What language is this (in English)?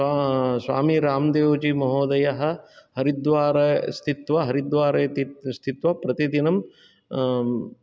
Sanskrit